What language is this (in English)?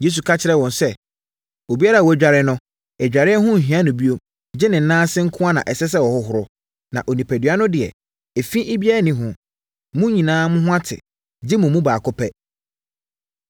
Akan